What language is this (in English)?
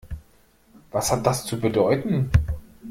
German